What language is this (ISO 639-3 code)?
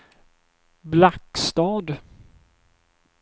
swe